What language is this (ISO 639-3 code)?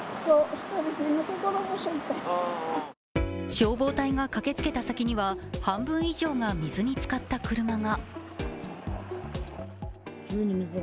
jpn